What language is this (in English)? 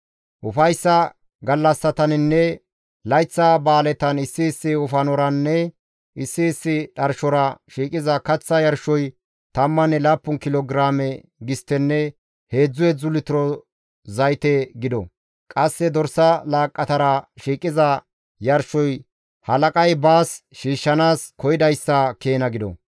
Gamo